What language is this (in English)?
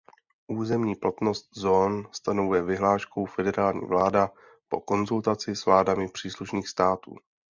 Czech